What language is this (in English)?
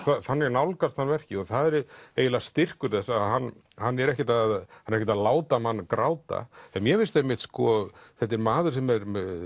Icelandic